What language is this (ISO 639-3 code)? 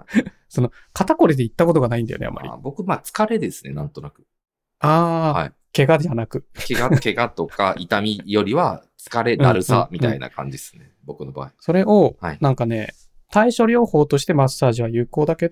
jpn